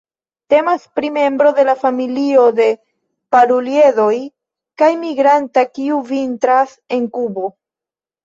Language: Esperanto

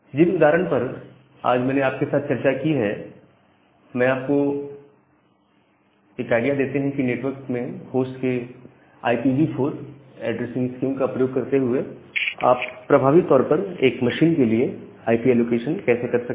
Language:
Hindi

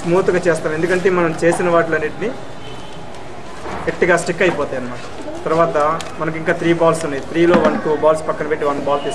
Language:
Hindi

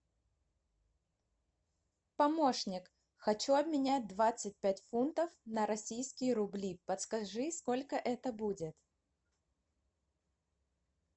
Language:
Russian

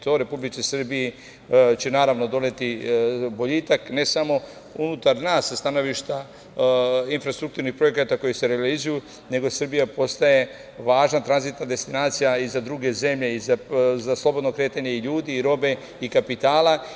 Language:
Serbian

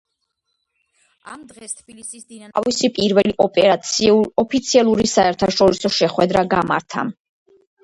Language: Georgian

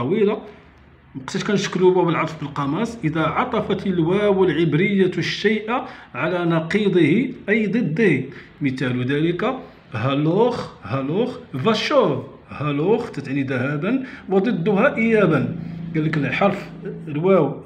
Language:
Arabic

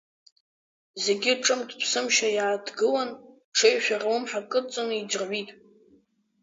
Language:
Abkhazian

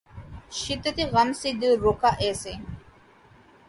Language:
Urdu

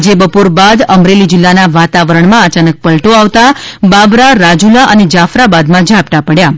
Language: Gujarati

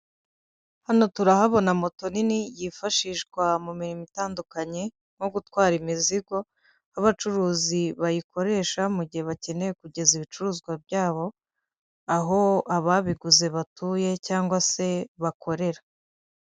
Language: Kinyarwanda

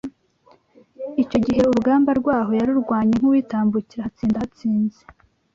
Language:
Kinyarwanda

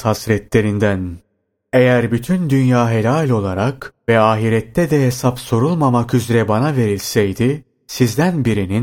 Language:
Turkish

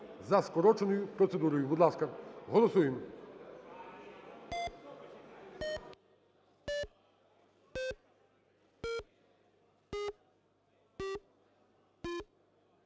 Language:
Ukrainian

